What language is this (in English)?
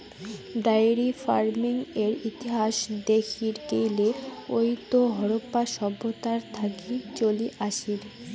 Bangla